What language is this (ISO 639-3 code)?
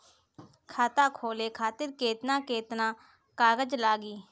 bho